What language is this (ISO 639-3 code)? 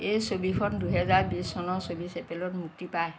asm